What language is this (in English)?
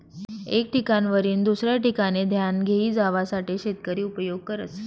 Marathi